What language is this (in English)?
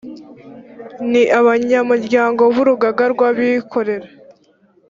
Kinyarwanda